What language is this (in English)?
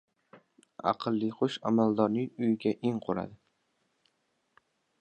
Uzbek